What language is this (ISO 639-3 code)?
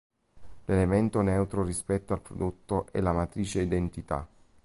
ita